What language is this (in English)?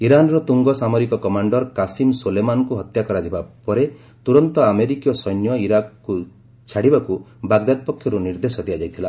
Odia